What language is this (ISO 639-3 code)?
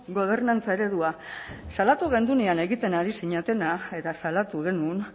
eus